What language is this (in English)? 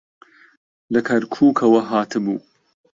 Central Kurdish